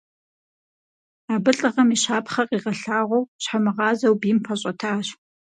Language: Kabardian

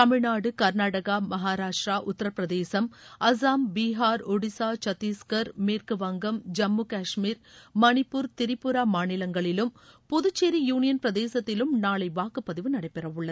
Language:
Tamil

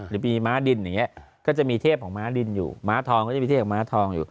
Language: Thai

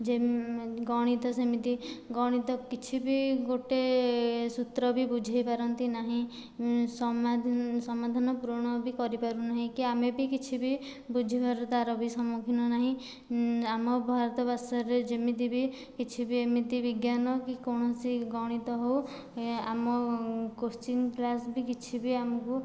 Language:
Odia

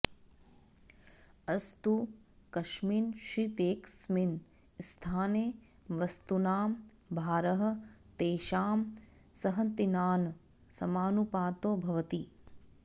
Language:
Sanskrit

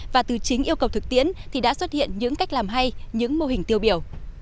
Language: Vietnamese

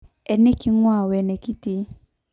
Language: Masai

